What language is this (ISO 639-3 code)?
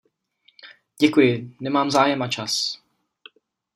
ces